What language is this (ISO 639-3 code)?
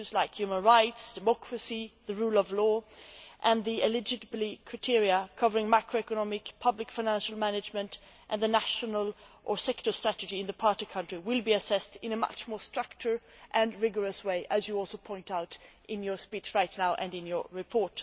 eng